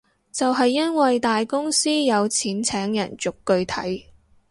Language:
Cantonese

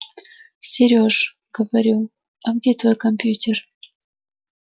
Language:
Russian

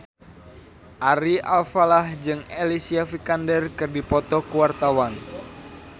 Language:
Sundanese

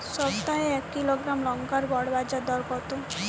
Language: Bangla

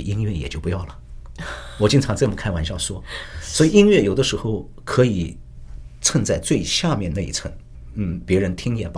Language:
Chinese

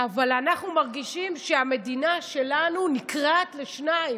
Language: Hebrew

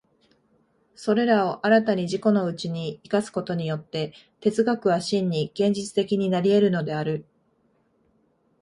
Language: Japanese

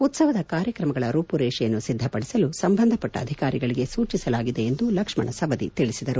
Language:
Kannada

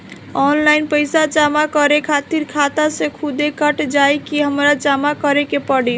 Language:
Bhojpuri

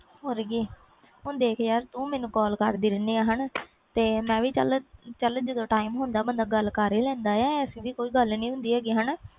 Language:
Punjabi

